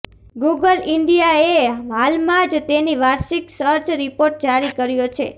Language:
Gujarati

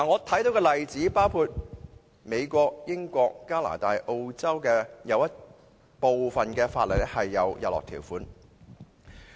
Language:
Cantonese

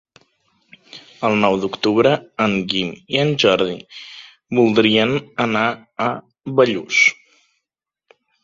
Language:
Catalan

